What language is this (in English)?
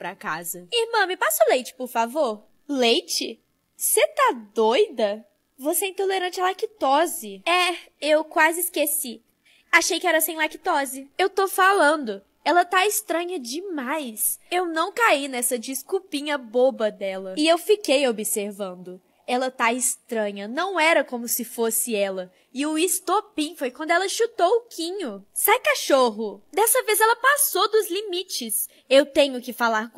Portuguese